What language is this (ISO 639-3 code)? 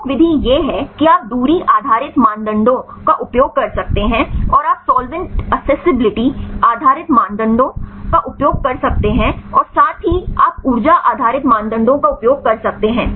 hin